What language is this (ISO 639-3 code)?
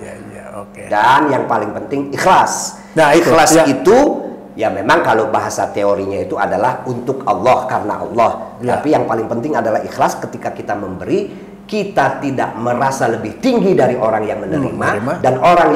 ind